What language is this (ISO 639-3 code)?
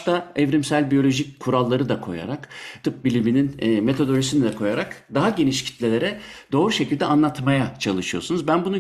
tur